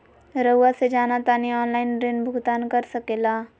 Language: Magahi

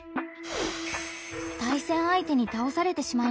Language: Japanese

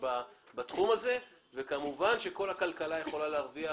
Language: Hebrew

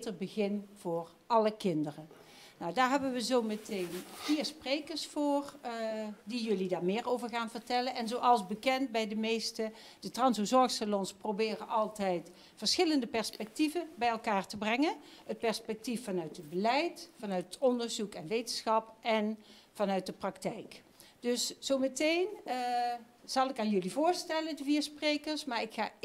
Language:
Dutch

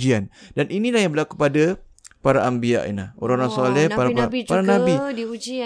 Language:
Malay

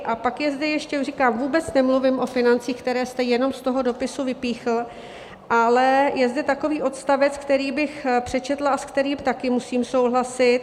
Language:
Czech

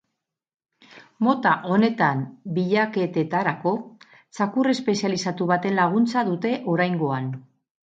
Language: Basque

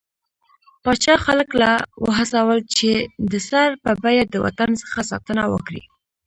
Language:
Pashto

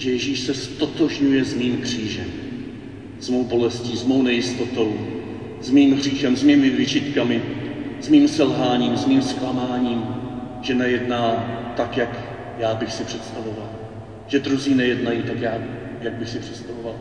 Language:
Czech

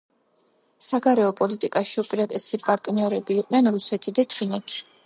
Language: Georgian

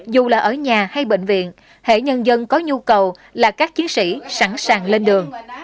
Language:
Vietnamese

